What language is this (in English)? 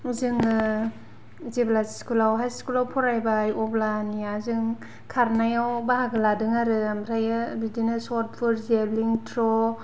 Bodo